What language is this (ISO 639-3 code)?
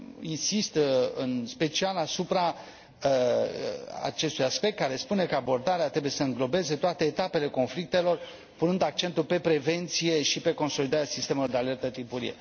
ron